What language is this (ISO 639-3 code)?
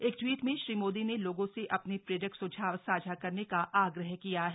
hin